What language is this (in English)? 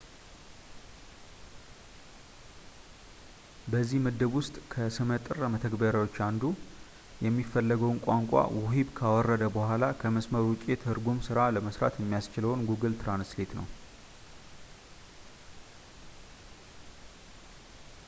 Amharic